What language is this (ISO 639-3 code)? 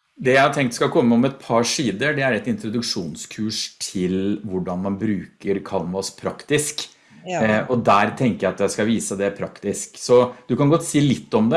nor